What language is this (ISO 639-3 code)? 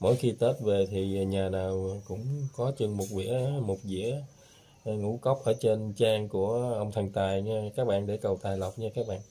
vie